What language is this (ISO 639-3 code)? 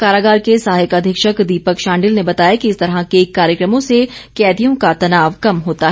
hin